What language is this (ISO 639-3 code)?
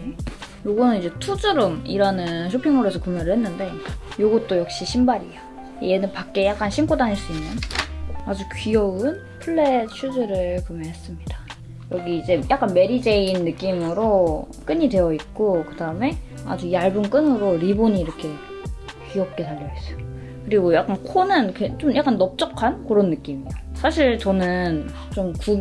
kor